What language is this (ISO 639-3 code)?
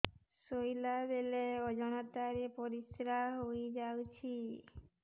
ori